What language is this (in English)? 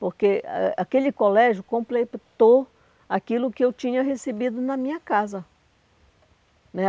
Portuguese